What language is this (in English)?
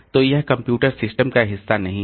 Hindi